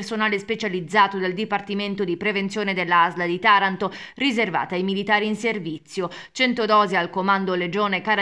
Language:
Italian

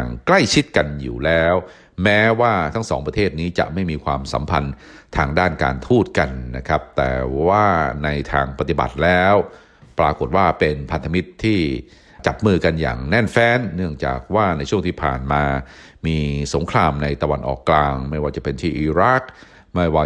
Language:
Thai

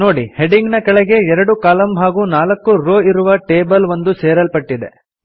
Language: Kannada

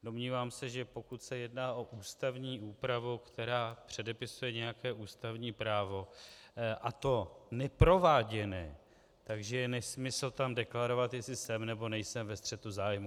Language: Czech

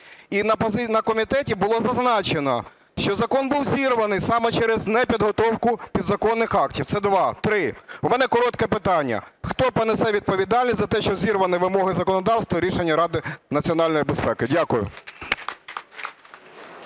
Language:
Ukrainian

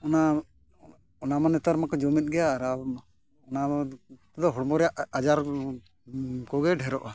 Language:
Santali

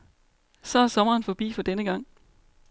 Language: Danish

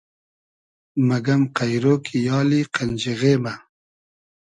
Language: Hazaragi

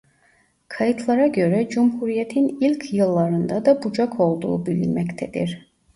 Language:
Turkish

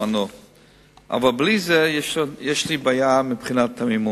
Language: Hebrew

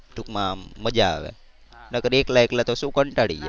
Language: Gujarati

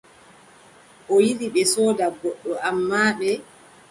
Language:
Adamawa Fulfulde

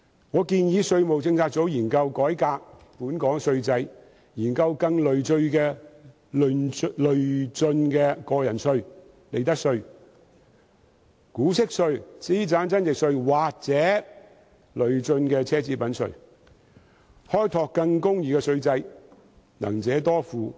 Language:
Cantonese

